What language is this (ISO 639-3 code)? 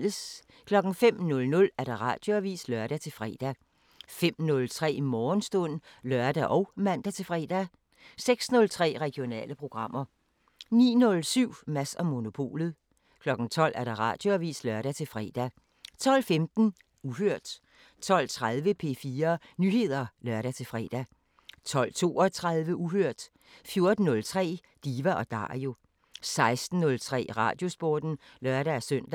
dan